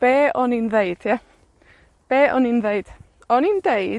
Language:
Welsh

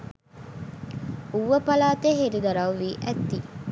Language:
Sinhala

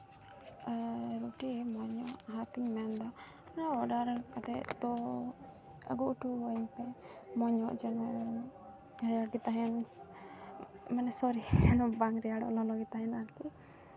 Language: Santali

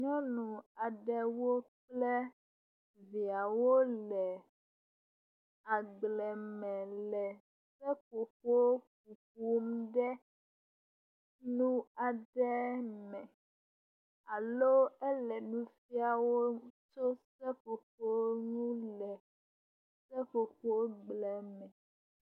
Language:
Ewe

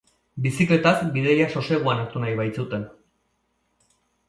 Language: Basque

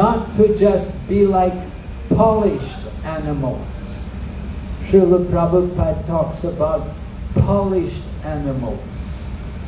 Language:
English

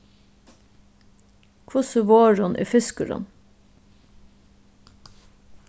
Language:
Faroese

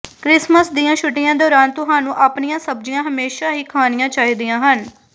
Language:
Punjabi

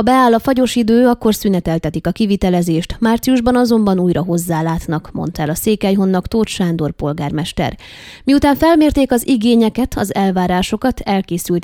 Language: Hungarian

